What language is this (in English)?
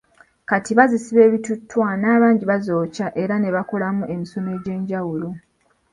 Ganda